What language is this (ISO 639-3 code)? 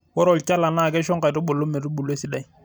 mas